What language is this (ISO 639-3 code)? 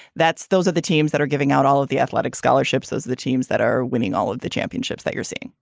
eng